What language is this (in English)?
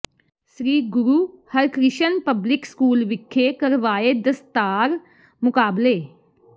Punjabi